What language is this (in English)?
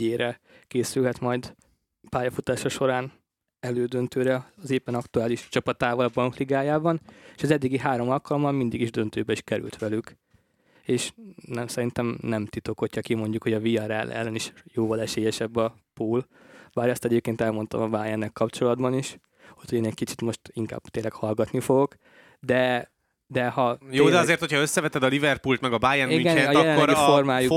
Hungarian